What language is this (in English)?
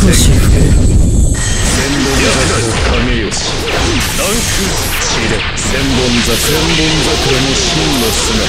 Japanese